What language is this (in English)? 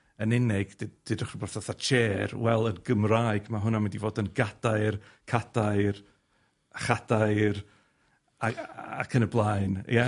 Welsh